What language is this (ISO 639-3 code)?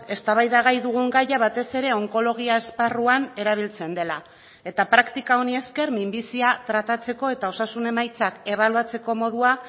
eus